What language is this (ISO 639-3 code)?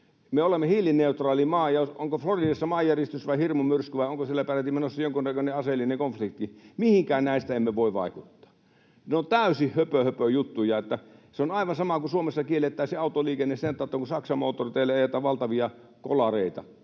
fin